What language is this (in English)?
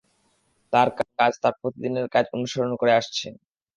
Bangla